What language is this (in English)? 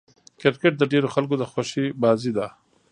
Pashto